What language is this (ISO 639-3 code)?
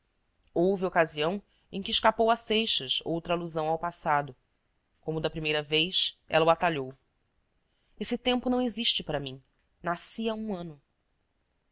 por